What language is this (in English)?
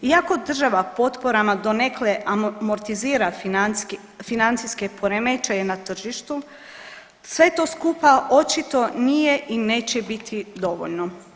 Croatian